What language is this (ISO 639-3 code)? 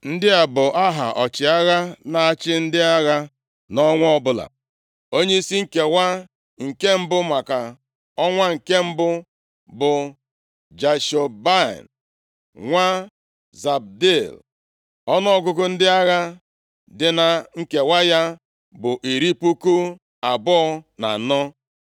ibo